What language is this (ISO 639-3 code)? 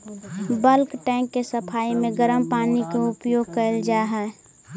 mag